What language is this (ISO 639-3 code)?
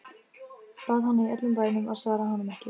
isl